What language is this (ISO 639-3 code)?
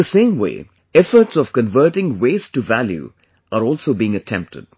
eng